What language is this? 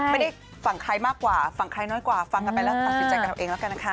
Thai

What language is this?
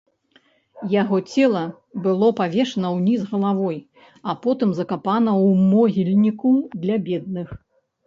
Belarusian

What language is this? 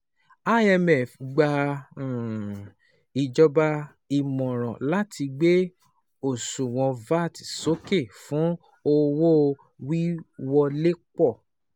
Yoruba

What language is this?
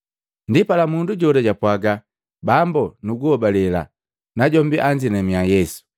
Matengo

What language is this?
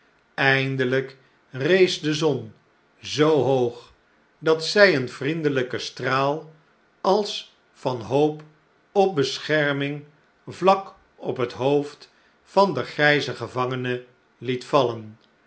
Dutch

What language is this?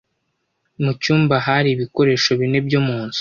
Kinyarwanda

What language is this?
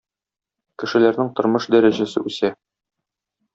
Tatar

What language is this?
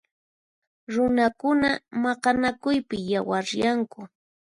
Puno Quechua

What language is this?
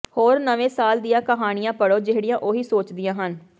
Punjabi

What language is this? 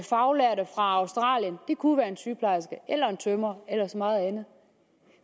Danish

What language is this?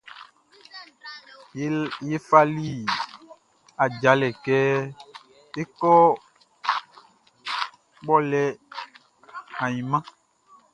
Baoulé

